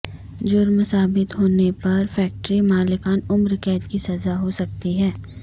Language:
Urdu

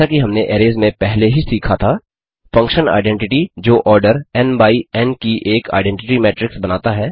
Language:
Hindi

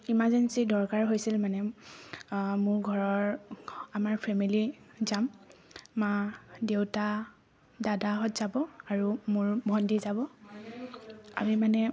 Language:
Assamese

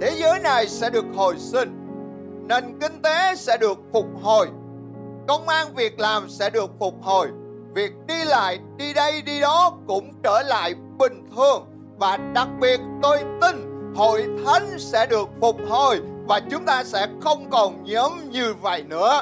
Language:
Vietnamese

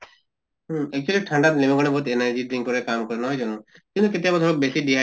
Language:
Assamese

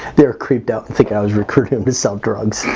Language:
English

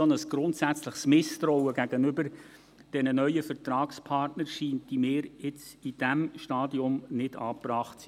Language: Swiss German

